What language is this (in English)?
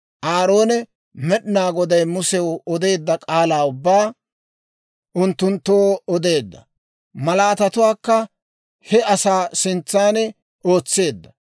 Dawro